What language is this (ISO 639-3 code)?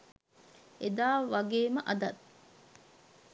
sin